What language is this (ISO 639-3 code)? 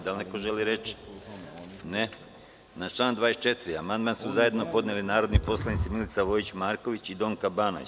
srp